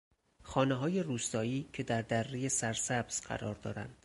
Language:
Persian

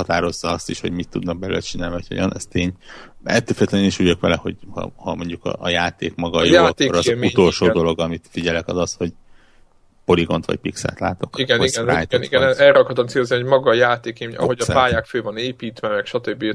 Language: Hungarian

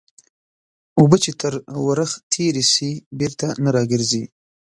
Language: Pashto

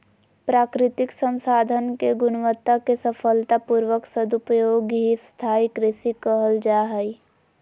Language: Magahi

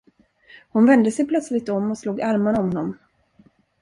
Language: Swedish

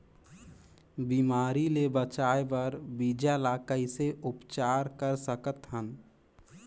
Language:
Chhattisgarhi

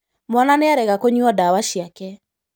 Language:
Kikuyu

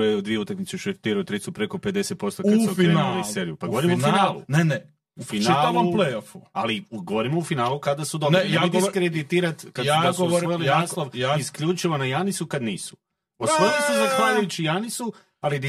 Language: Croatian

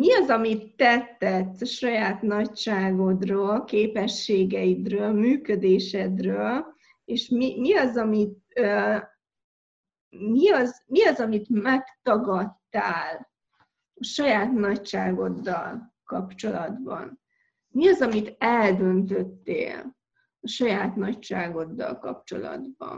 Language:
Hungarian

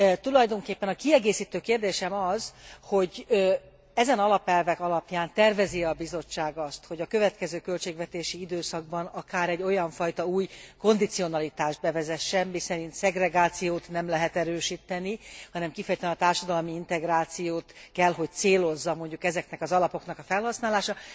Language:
Hungarian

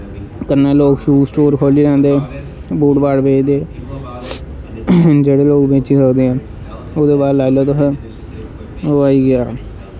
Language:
Dogri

